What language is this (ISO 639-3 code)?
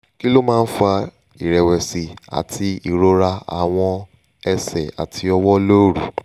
yor